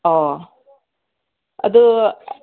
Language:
Manipuri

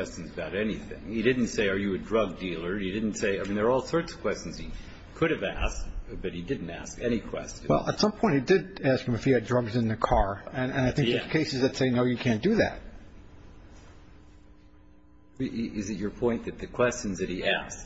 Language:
English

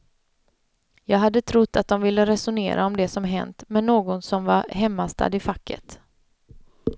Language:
Swedish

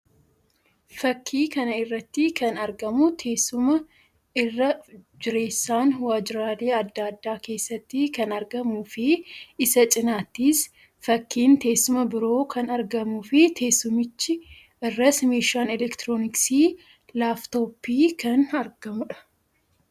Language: Oromo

